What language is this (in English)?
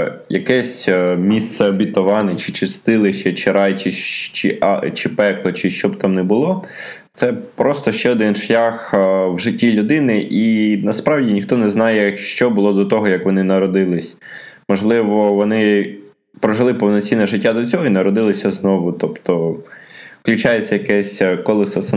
Ukrainian